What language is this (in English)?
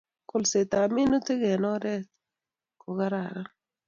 Kalenjin